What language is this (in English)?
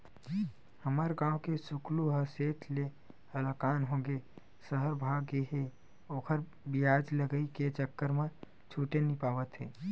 Chhattisgarhi